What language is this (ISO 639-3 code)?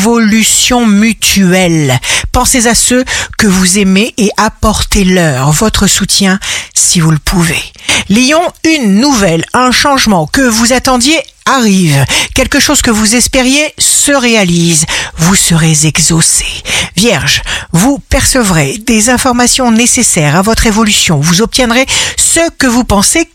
fra